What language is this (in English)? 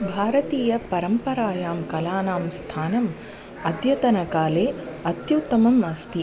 Sanskrit